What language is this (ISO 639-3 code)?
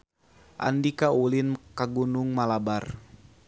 sun